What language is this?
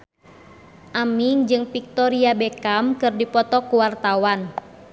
Sundanese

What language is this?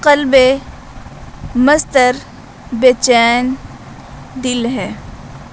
Urdu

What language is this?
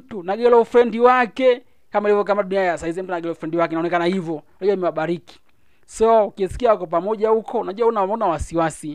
Swahili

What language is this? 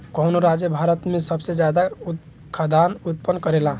Bhojpuri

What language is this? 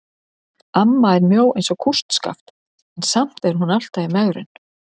Icelandic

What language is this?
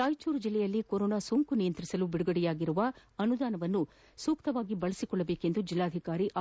Kannada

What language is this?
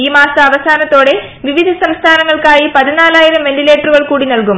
Malayalam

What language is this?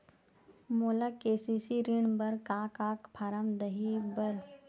Chhattisgarhi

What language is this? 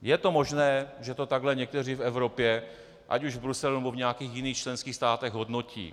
Czech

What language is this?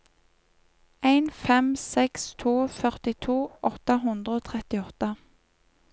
Norwegian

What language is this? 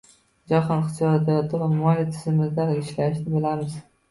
Uzbek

